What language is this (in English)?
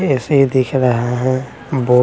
Hindi